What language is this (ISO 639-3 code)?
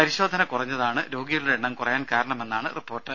mal